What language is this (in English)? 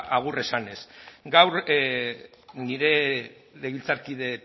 Basque